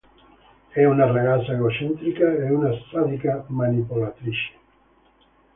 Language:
Italian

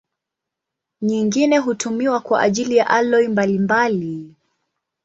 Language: Swahili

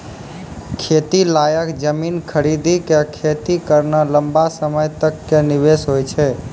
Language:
Maithili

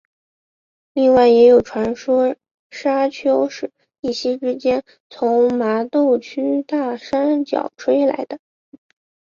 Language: Chinese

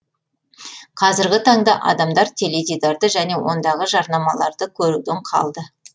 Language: Kazakh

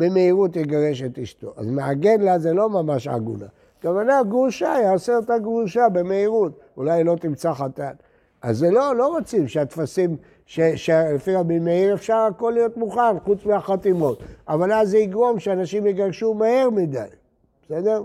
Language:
Hebrew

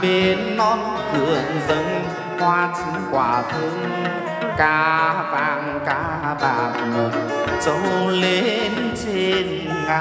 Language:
Vietnamese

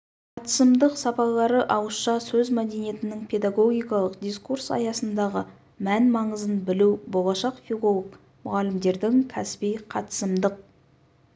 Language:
Kazakh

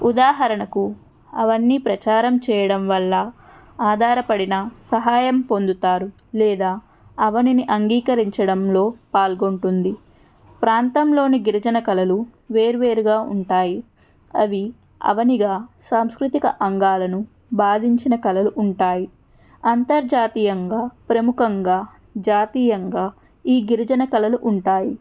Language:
Telugu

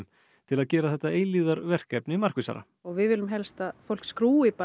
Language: Icelandic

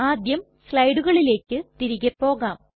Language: Malayalam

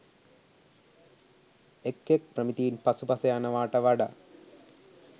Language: Sinhala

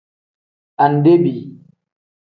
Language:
Tem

